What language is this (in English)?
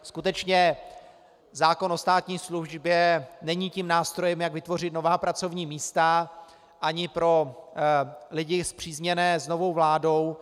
Czech